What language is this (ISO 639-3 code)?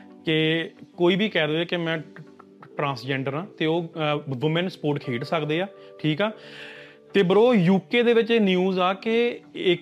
pan